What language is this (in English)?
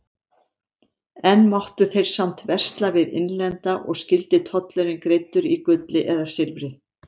Icelandic